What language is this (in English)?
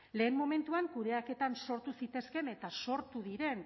Basque